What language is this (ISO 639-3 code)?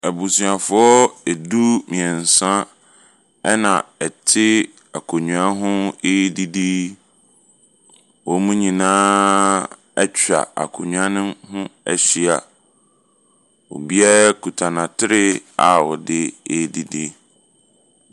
aka